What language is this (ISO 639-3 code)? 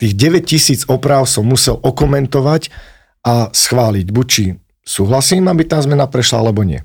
slk